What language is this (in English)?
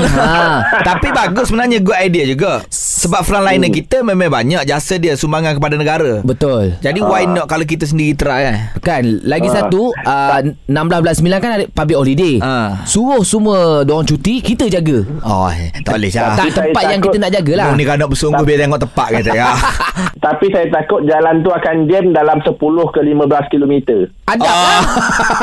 Malay